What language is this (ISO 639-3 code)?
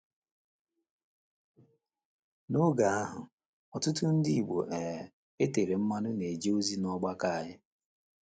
ibo